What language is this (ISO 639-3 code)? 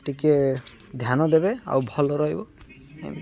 ori